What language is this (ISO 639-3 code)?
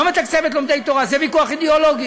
heb